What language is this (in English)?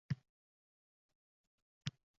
Uzbek